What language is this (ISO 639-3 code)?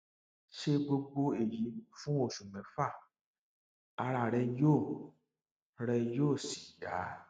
yor